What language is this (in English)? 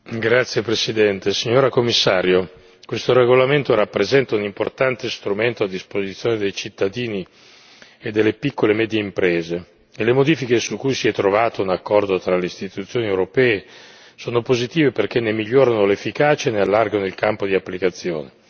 Italian